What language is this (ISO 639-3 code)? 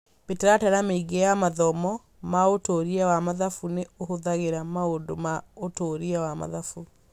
kik